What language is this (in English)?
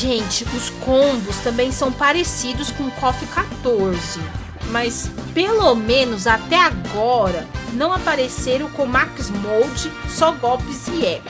Portuguese